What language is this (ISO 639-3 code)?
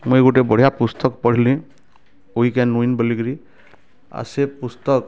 ori